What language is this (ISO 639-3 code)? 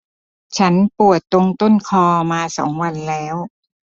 tha